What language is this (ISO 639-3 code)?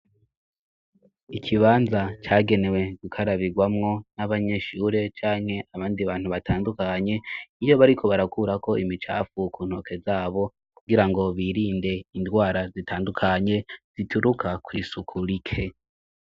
run